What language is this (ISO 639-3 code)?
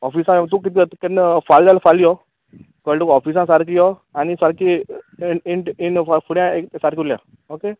kok